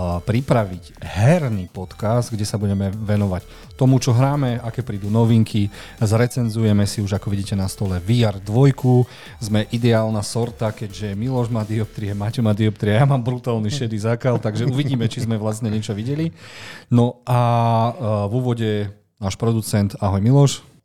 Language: Slovak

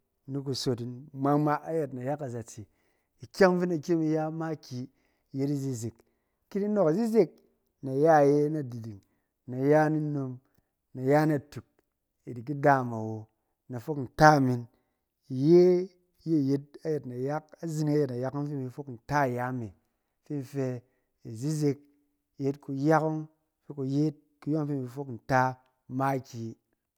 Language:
Cen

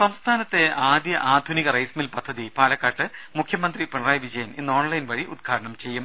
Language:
Malayalam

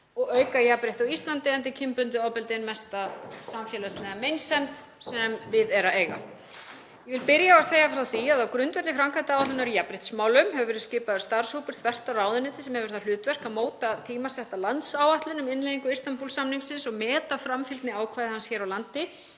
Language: Icelandic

